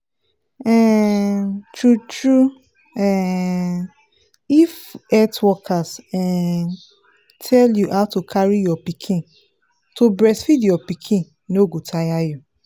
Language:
Nigerian Pidgin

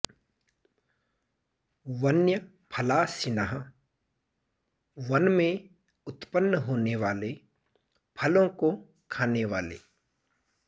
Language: Sanskrit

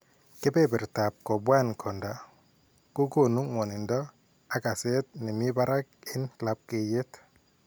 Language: Kalenjin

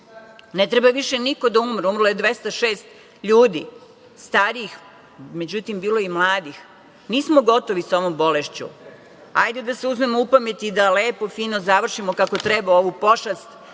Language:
Serbian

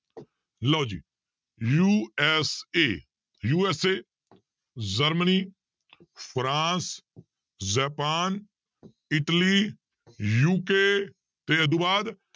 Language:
Punjabi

